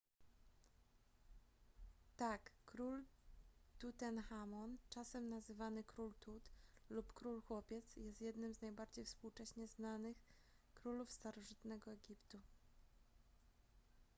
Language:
Polish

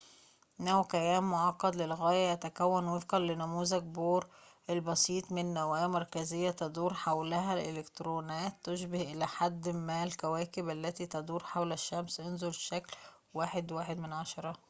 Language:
Arabic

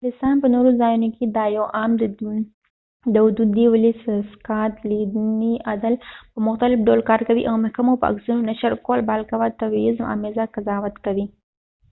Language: Pashto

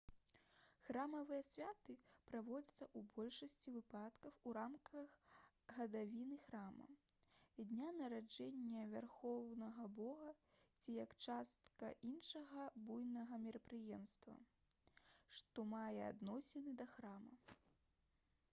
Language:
Belarusian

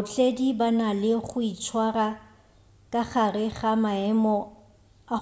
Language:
Northern Sotho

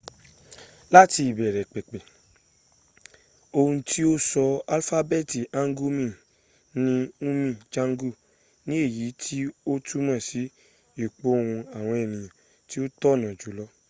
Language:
Yoruba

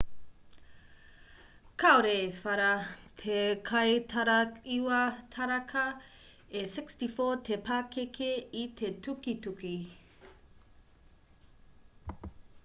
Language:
Māori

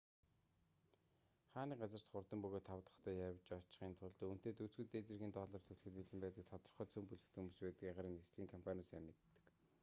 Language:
Mongolian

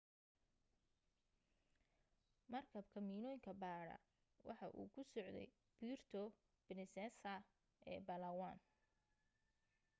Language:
Somali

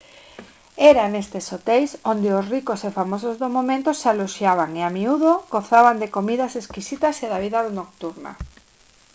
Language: Galician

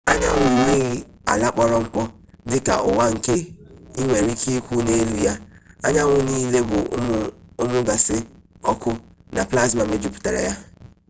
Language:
Igbo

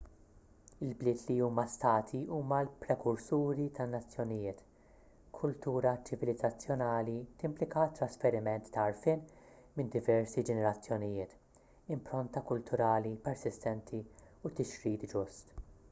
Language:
Maltese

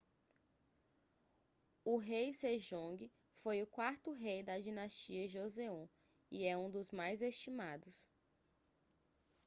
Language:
Portuguese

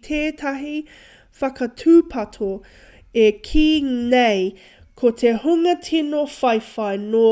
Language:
Māori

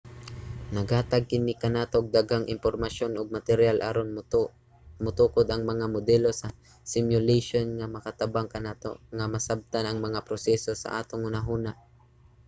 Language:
Cebuano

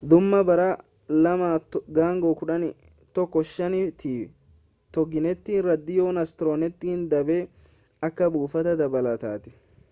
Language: Oromo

